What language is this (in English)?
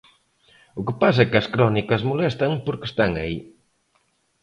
Galician